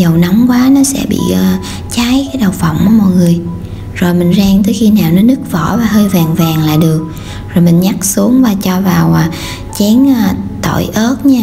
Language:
Vietnamese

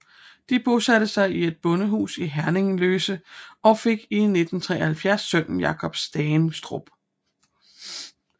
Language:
Danish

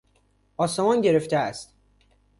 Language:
Persian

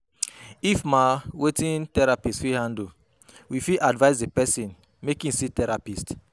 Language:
Nigerian Pidgin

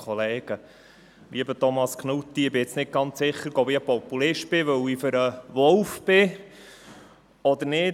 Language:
Swiss German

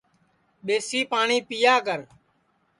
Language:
Sansi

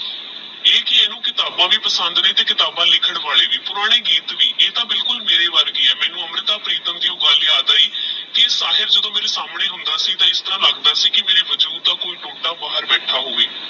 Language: Punjabi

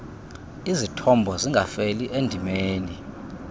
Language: Xhosa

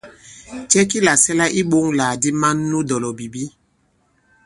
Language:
Bankon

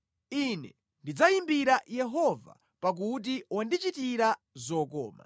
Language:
Nyanja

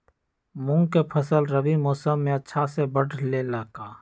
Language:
Magahi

